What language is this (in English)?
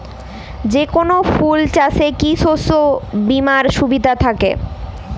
Bangla